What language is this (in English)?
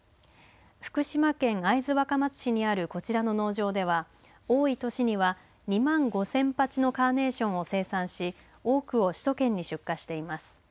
Japanese